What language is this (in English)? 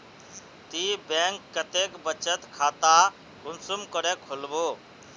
Magahi